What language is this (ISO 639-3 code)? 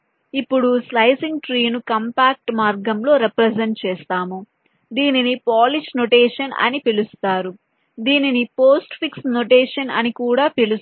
tel